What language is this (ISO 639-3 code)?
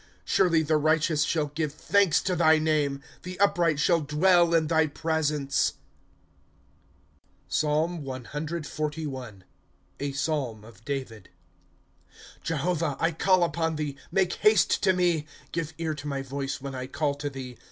eng